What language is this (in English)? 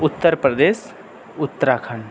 Urdu